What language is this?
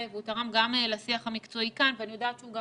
Hebrew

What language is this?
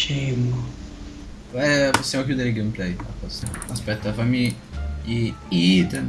Italian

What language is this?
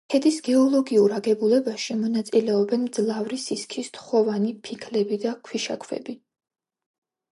Georgian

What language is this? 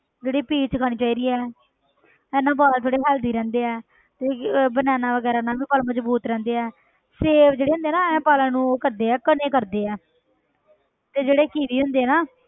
Punjabi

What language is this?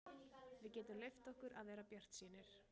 Icelandic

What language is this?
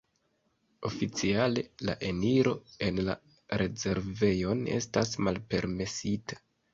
Esperanto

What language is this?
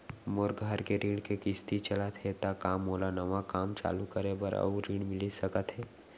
Chhattisgarhi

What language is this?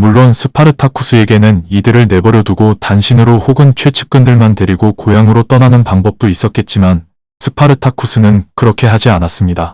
Korean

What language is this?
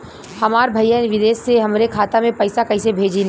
Bhojpuri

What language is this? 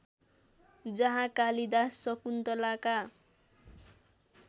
Nepali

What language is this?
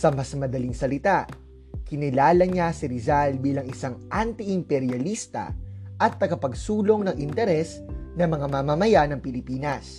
Filipino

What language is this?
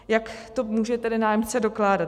Czech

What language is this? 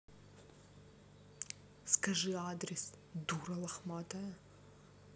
Russian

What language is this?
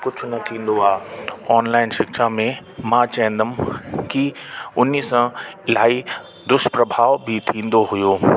Sindhi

